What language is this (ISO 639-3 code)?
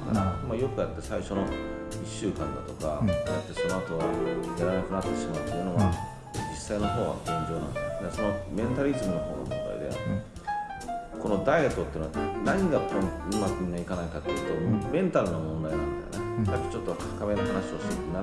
jpn